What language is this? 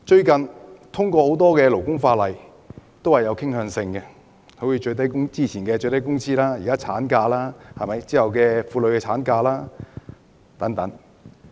Cantonese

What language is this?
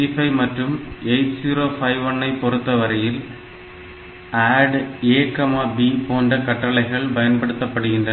Tamil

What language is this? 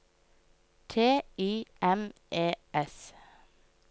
Norwegian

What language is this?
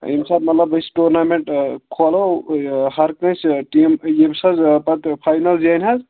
Kashmiri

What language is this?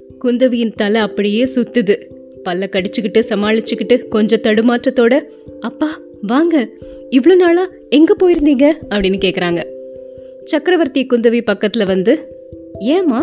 Tamil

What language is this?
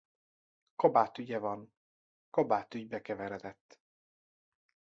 Hungarian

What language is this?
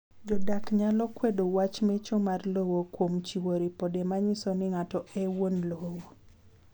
Luo (Kenya and Tanzania)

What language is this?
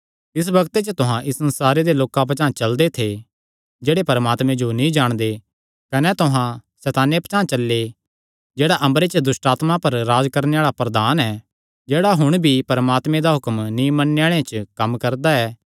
Kangri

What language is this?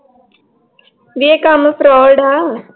Punjabi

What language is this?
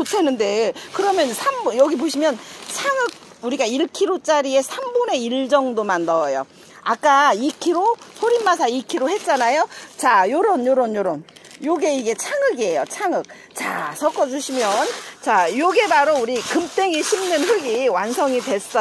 Korean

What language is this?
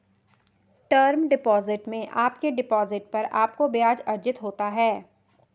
Hindi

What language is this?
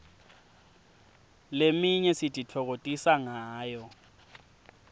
Swati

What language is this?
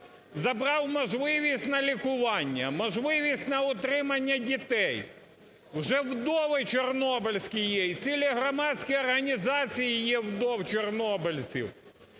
Ukrainian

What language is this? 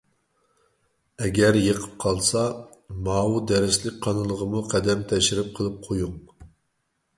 Uyghur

